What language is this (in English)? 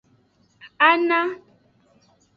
Aja (Benin)